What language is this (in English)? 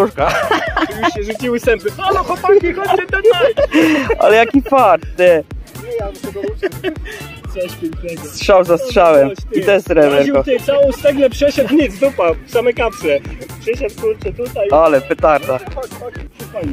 Polish